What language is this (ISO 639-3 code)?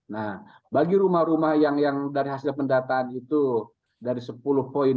ind